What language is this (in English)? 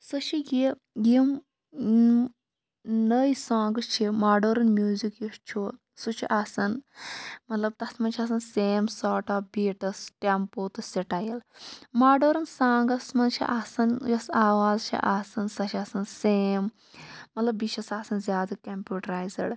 Kashmiri